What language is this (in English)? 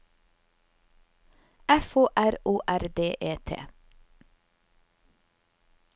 Norwegian